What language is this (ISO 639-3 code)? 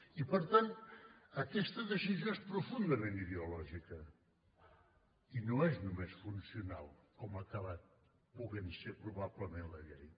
cat